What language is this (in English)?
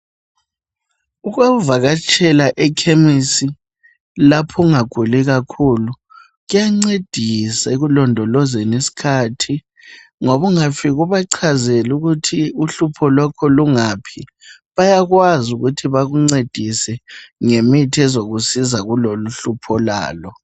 North Ndebele